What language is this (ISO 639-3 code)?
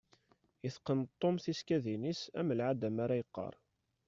kab